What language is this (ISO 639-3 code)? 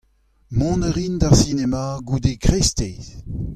bre